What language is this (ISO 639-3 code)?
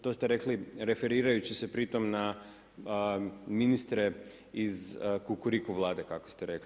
hrv